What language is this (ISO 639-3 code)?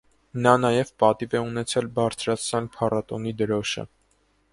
hye